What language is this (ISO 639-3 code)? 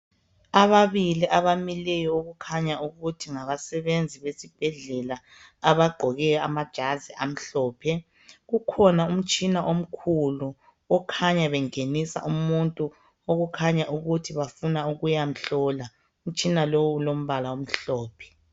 nde